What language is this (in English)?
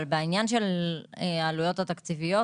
Hebrew